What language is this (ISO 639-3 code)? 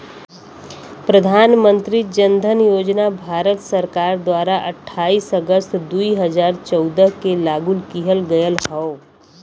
bho